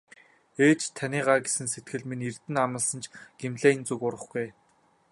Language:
Mongolian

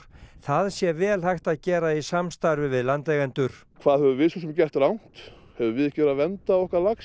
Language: Icelandic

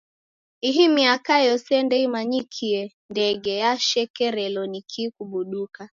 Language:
Taita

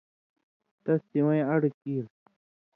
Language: Indus Kohistani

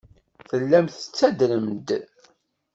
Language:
Kabyle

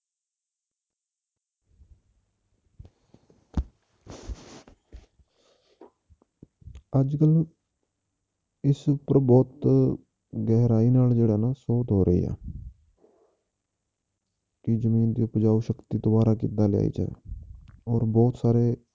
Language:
Punjabi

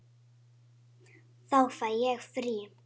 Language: Icelandic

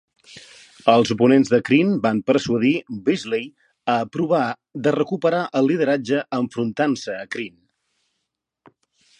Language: Catalan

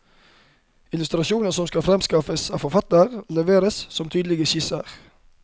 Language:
Norwegian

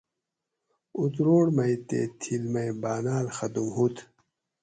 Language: Gawri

